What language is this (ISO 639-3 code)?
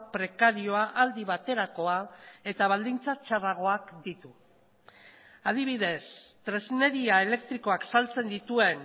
eus